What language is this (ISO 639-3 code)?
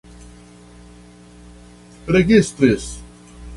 epo